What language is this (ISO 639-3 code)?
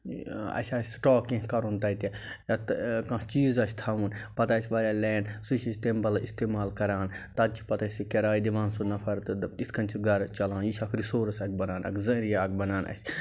kas